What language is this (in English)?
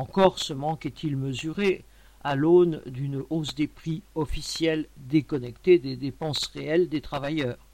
French